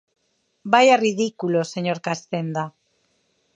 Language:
Galician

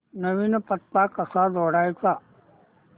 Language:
Marathi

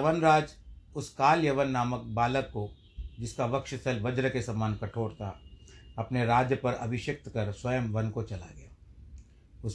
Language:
Hindi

